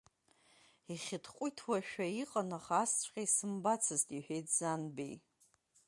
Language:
Abkhazian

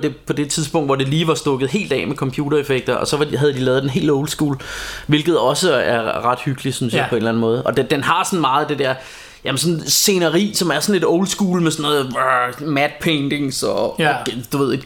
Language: Danish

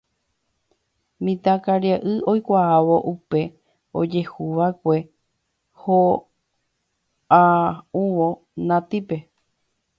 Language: Guarani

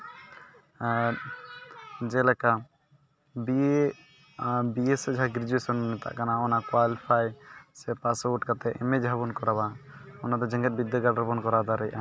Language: Santali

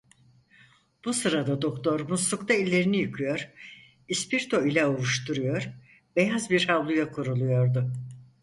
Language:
Turkish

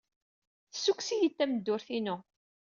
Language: Kabyle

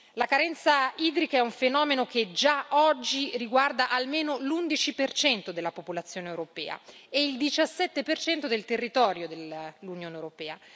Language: Italian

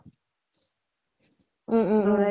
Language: Assamese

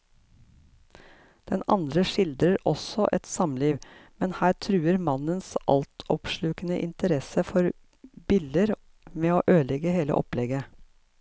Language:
Norwegian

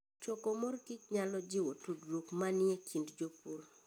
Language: Luo (Kenya and Tanzania)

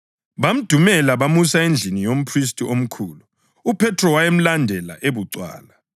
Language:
North Ndebele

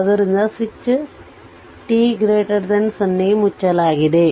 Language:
Kannada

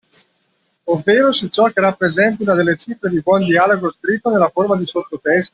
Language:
Italian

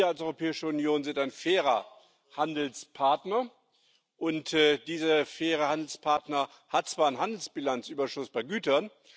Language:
German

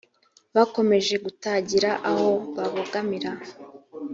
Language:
Kinyarwanda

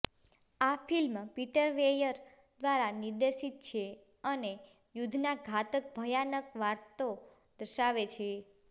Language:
Gujarati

